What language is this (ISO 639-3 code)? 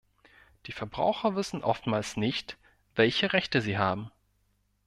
deu